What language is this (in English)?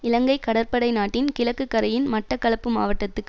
Tamil